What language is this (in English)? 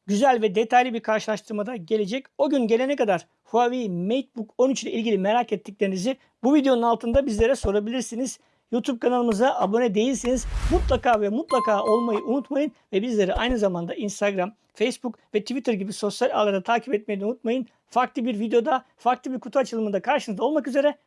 Turkish